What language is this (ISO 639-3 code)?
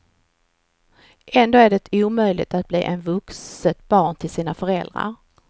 swe